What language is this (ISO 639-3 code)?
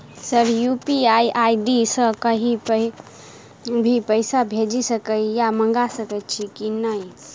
mai